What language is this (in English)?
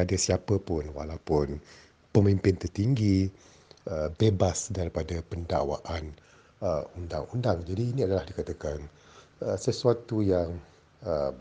Malay